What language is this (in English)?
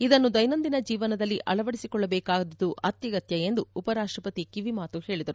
Kannada